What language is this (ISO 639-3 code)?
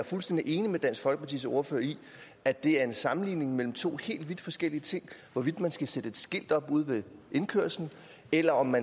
dan